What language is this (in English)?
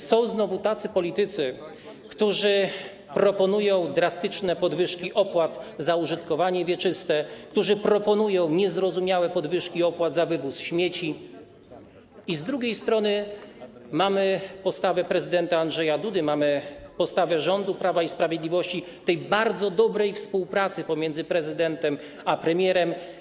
Polish